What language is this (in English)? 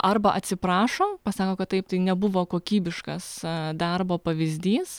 Lithuanian